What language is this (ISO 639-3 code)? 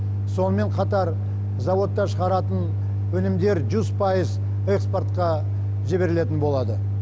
kaz